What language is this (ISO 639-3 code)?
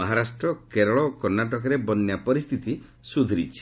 ori